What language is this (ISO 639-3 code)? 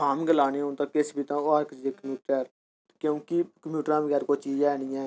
doi